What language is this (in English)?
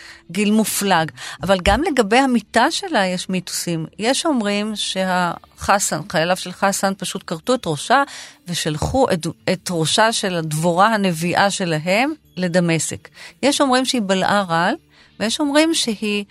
Hebrew